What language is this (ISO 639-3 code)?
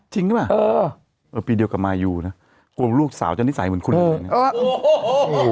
tha